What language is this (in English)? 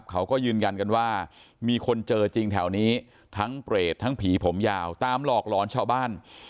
Thai